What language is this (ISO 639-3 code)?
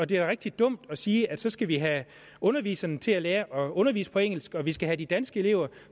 dan